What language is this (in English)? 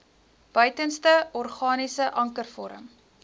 Afrikaans